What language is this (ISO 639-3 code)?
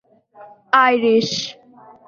urd